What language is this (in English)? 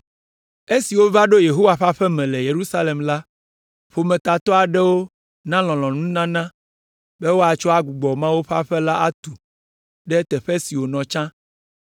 Ewe